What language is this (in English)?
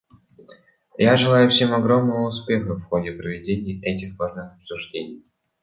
Russian